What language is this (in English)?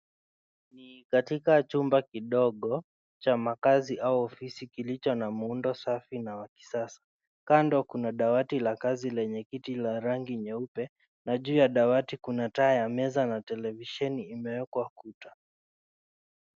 Swahili